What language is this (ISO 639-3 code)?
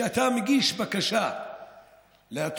heb